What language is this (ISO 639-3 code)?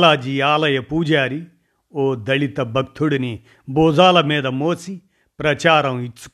tel